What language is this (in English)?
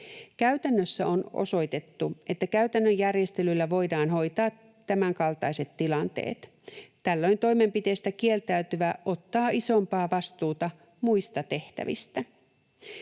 Finnish